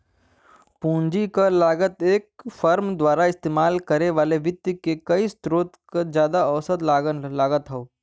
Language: Bhojpuri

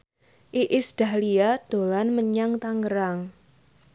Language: Javanese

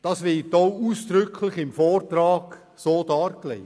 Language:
Swiss German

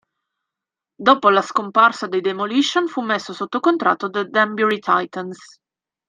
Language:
Italian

